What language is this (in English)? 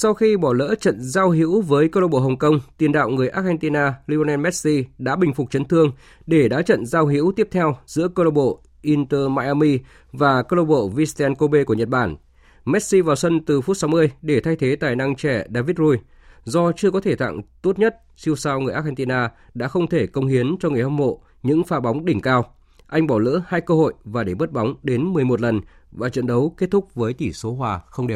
Vietnamese